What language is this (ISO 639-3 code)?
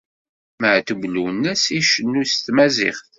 kab